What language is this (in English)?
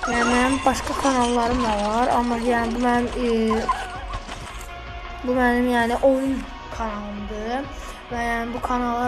Turkish